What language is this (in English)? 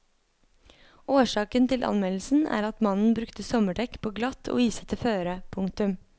Norwegian